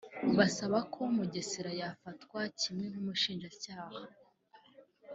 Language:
Kinyarwanda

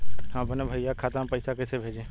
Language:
Bhojpuri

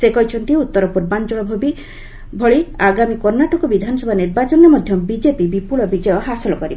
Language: Odia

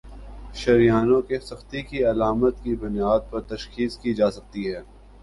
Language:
Urdu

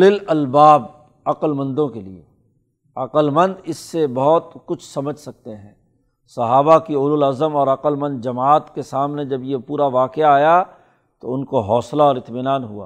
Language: Urdu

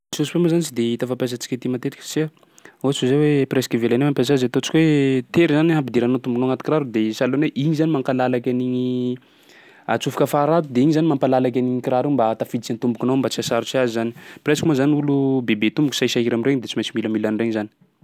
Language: Sakalava Malagasy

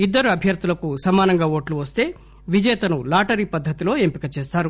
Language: Telugu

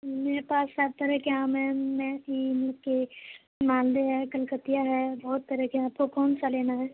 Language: Urdu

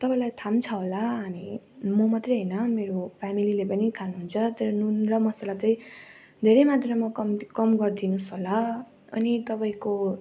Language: Nepali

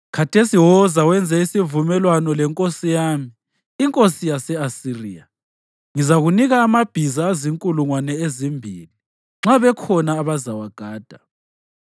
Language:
North Ndebele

